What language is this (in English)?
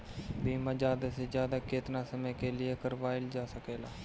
Bhojpuri